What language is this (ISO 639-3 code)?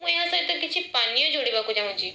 ori